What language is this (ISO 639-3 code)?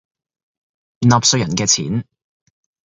yue